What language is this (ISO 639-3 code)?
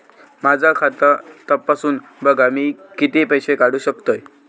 mar